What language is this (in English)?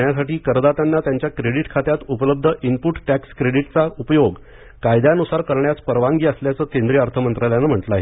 Marathi